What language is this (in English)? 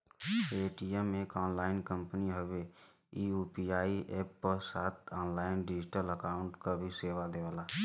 Bhojpuri